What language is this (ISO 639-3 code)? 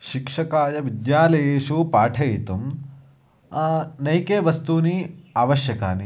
san